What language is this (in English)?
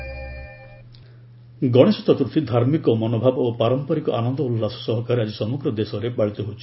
Odia